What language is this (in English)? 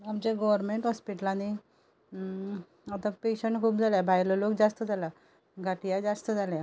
Konkani